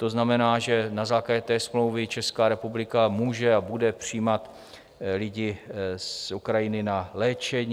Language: Czech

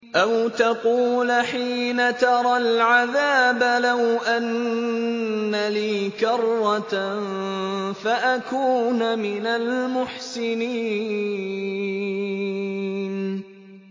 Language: Arabic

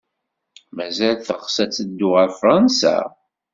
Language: Kabyle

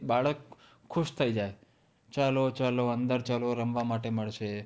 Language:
Gujarati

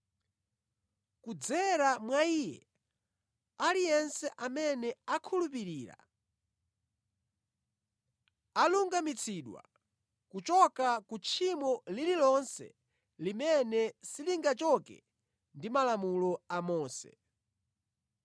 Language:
Nyanja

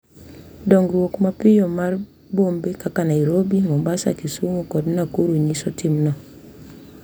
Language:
Luo (Kenya and Tanzania)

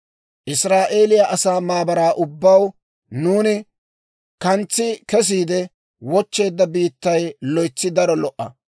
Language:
Dawro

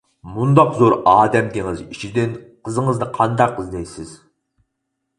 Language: Uyghur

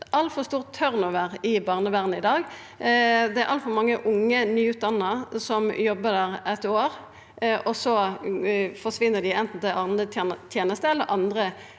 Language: Norwegian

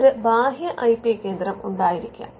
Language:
Malayalam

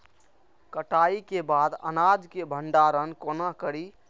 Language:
Maithili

